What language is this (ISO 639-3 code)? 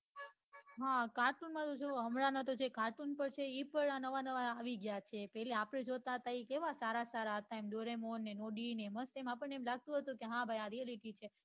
guj